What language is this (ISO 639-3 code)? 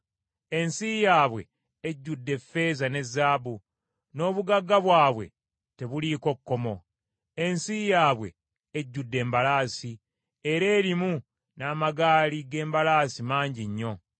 lug